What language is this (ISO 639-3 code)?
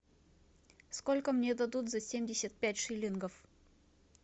rus